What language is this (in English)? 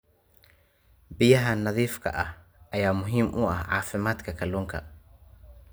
Somali